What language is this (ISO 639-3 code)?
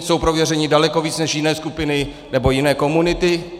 ces